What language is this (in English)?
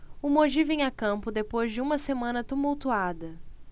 Portuguese